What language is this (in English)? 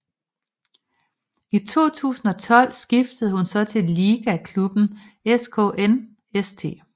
Danish